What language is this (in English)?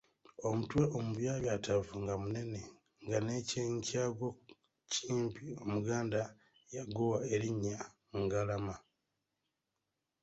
Ganda